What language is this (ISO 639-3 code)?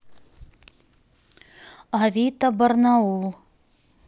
rus